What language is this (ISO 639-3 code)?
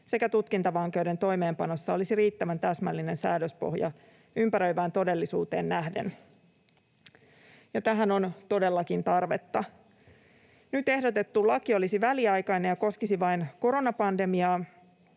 fin